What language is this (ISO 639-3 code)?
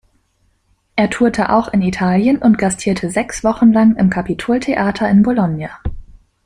deu